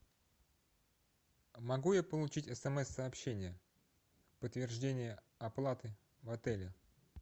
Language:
Russian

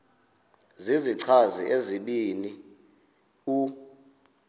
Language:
Xhosa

